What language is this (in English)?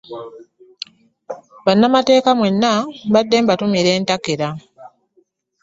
Ganda